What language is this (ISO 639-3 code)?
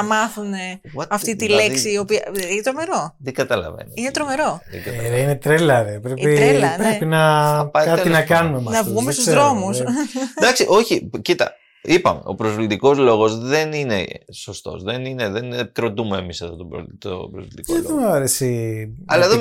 ell